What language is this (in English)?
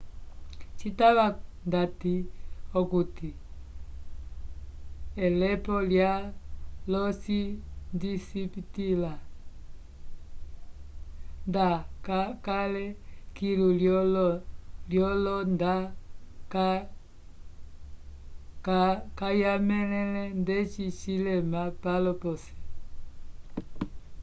Umbundu